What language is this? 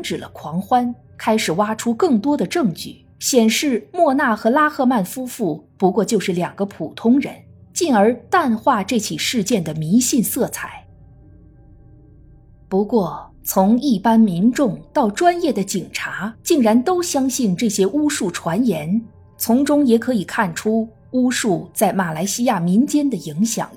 Chinese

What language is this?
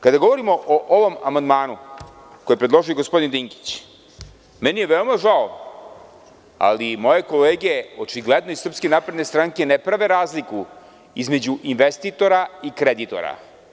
Serbian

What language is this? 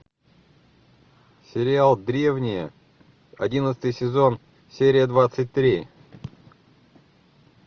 Russian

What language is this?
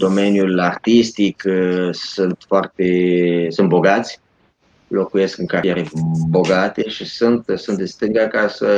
Romanian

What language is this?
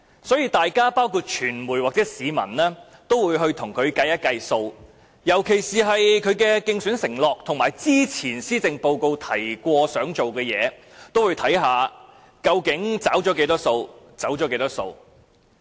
Cantonese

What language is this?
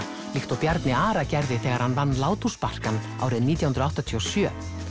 Icelandic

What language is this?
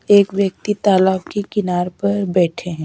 Hindi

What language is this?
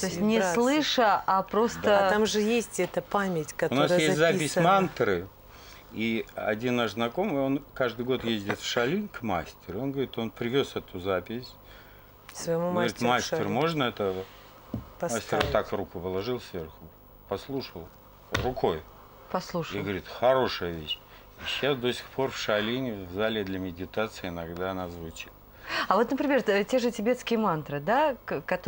Russian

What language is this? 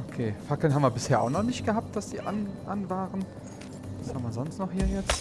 German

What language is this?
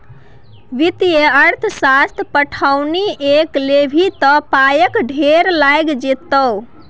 Maithili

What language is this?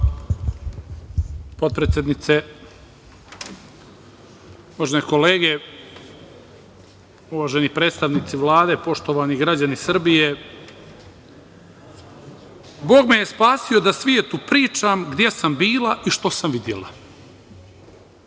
Serbian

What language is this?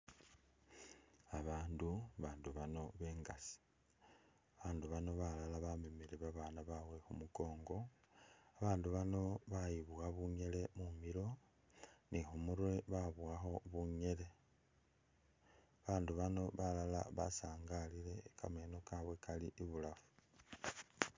Masaaba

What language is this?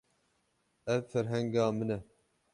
Kurdish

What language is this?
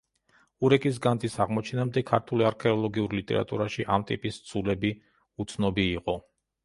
Georgian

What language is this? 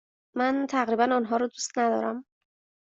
Persian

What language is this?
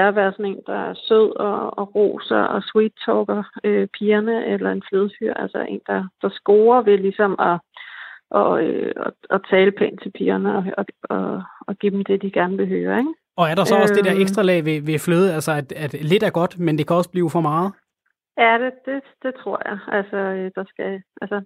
Danish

